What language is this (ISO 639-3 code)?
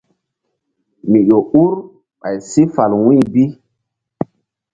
mdd